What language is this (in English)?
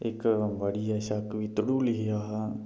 Dogri